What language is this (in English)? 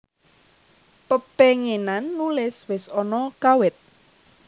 Javanese